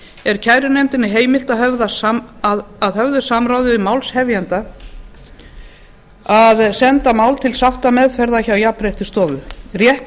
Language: Icelandic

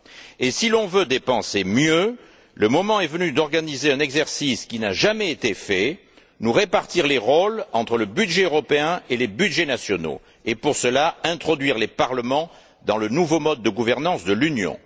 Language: French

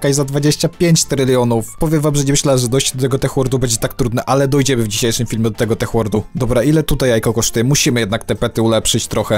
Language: Polish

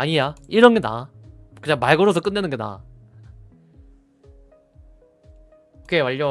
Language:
Korean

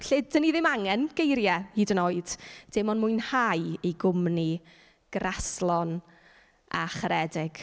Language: Welsh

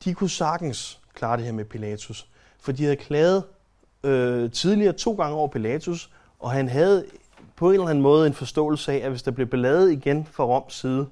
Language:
Danish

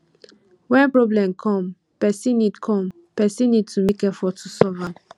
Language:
Nigerian Pidgin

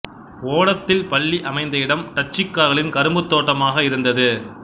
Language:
Tamil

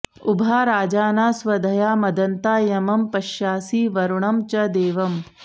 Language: Sanskrit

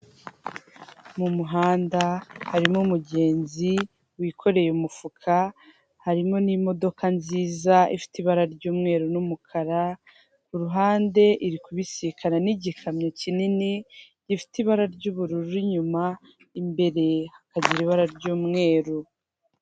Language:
Kinyarwanda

